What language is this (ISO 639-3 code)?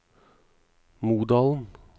nor